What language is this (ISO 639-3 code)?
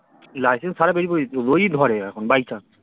ben